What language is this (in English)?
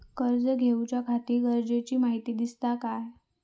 Marathi